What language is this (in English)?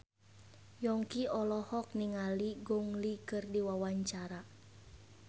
Sundanese